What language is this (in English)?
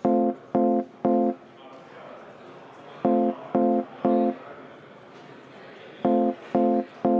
Estonian